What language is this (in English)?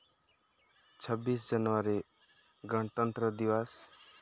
Santali